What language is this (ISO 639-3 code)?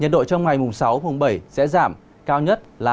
vie